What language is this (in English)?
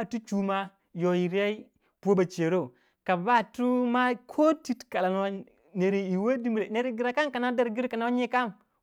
Waja